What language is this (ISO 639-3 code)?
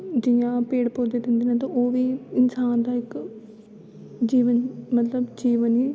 doi